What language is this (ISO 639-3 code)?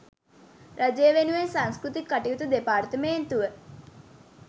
sin